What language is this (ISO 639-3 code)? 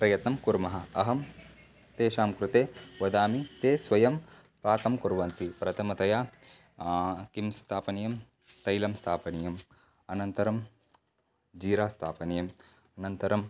san